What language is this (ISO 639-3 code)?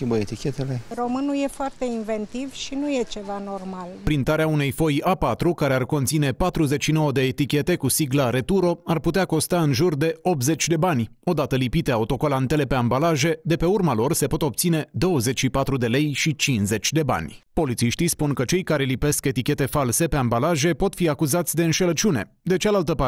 ron